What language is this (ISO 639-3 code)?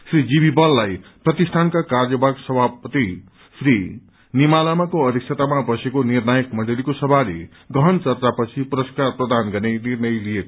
nep